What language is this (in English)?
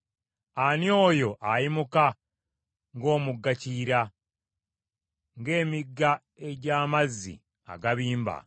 Ganda